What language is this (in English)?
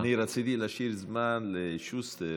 Hebrew